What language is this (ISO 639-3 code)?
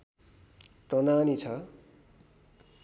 nep